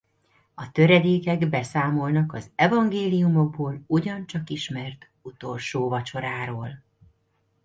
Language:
Hungarian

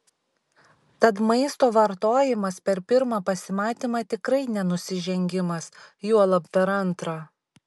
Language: Lithuanian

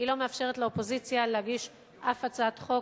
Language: Hebrew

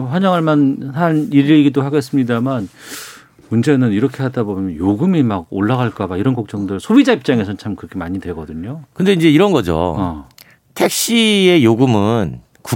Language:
Korean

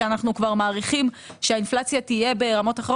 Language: Hebrew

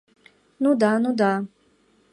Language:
Mari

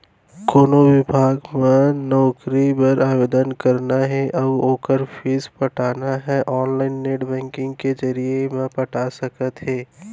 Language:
Chhattisgarhi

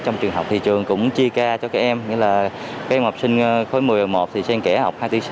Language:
Vietnamese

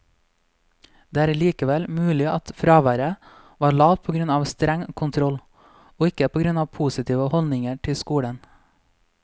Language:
Norwegian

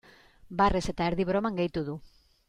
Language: Basque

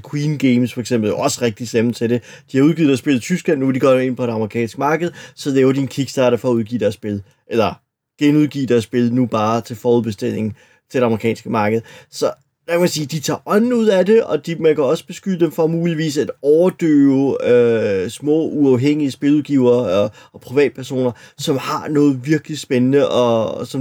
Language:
Danish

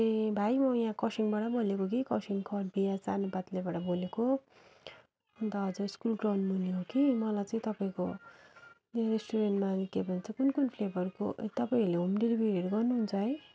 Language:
Nepali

